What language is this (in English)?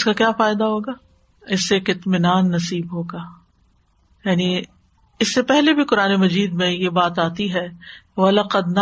Urdu